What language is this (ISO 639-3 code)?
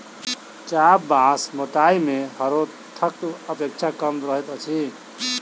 mai